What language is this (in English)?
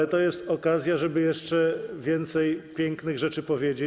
Polish